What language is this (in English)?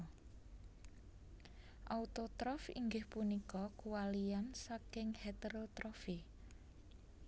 Javanese